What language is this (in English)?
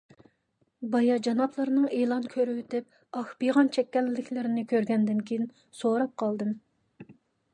Uyghur